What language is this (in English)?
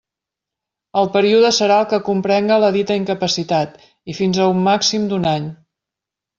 Catalan